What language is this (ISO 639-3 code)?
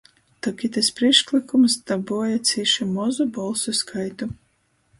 ltg